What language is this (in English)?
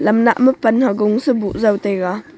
Wancho Naga